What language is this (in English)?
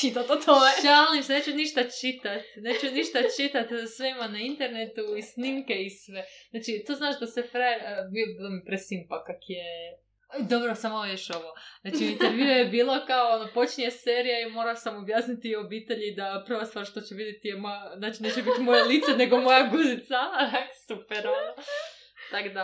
Croatian